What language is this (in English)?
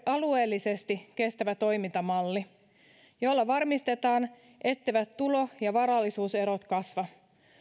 Finnish